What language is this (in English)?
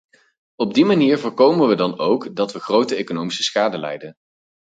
Dutch